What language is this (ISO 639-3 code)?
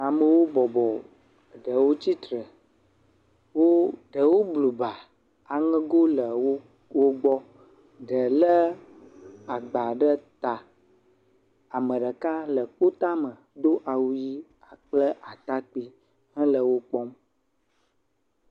ewe